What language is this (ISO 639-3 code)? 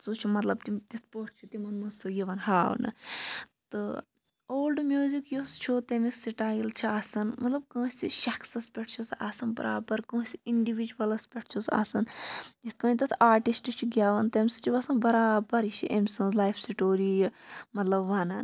kas